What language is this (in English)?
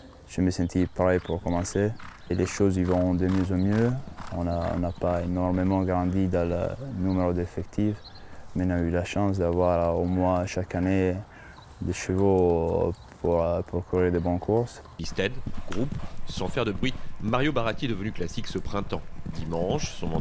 French